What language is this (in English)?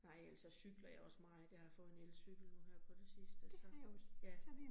Danish